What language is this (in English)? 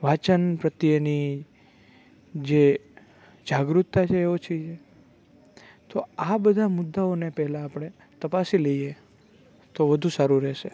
Gujarati